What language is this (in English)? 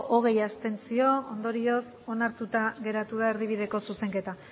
Basque